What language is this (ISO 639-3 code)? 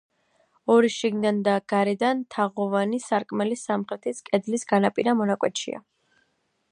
kat